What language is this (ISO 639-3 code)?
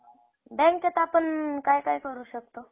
mar